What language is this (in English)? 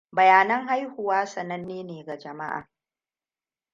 Hausa